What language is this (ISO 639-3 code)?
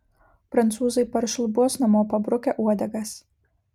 lit